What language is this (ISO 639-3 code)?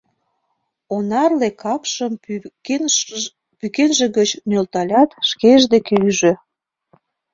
chm